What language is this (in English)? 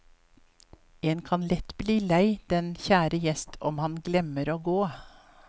Norwegian